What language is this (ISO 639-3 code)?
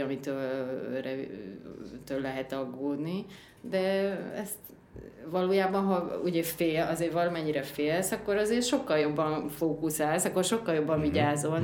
hun